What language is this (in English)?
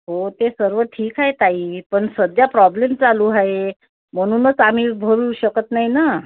Marathi